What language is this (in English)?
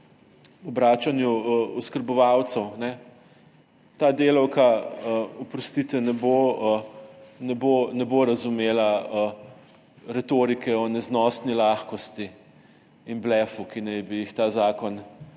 Slovenian